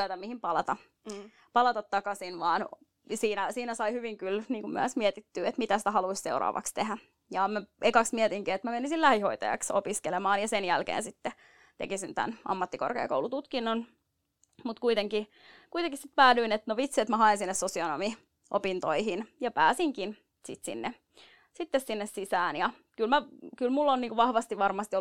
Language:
Finnish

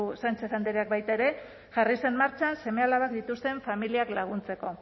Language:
Basque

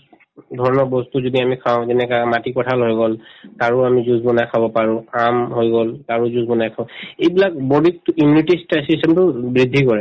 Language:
Assamese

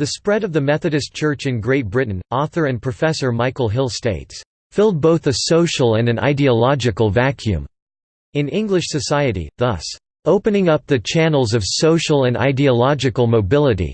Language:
English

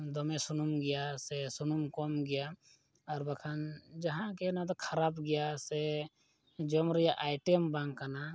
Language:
Santali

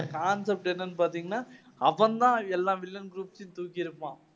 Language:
Tamil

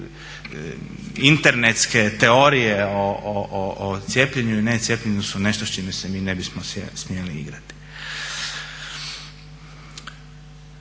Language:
Croatian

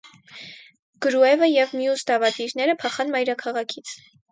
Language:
Armenian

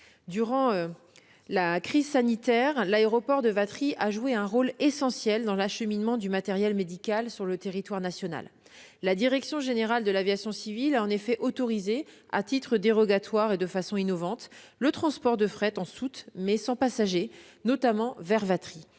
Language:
French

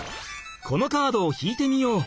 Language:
Japanese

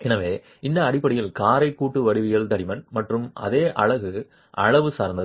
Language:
Tamil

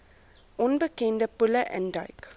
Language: Afrikaans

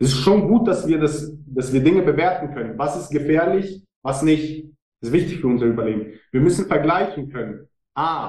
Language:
German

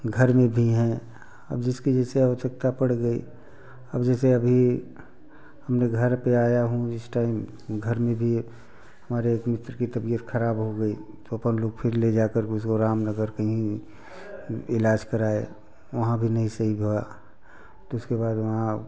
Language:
Hindi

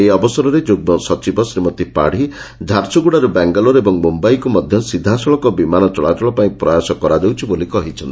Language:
Odia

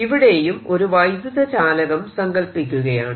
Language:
Malayalam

